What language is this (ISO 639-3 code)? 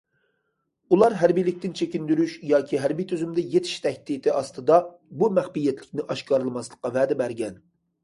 uig